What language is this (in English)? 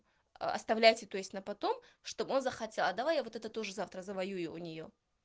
Russian